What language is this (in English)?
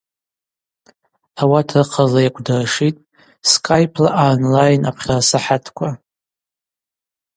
Abaza